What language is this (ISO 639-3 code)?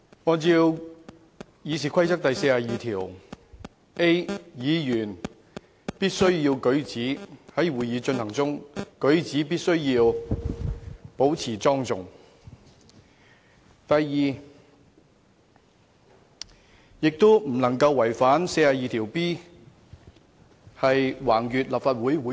yue